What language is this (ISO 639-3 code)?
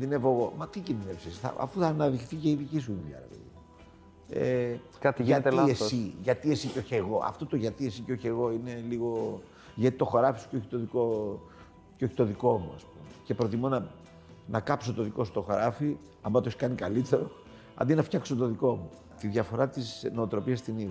ell